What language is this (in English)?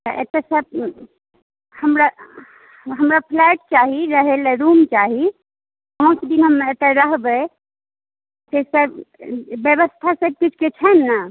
Maithili